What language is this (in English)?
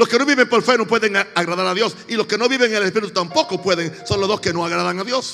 Spanish